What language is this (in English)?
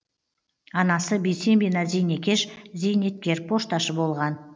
Kazakh